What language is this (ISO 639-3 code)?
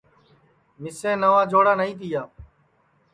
ssi